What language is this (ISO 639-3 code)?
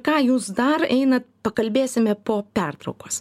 lit